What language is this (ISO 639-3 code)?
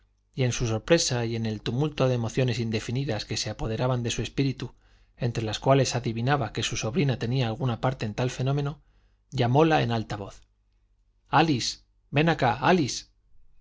spa